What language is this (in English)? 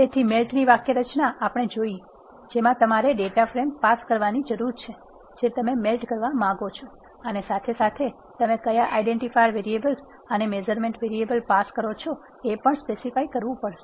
Gujarati